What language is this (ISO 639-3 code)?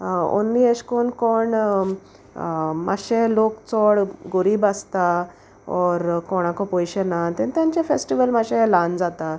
kok